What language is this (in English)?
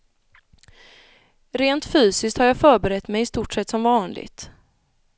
Swedish